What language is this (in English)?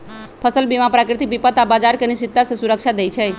Magahi